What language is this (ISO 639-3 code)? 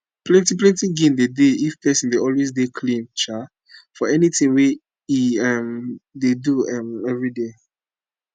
pcm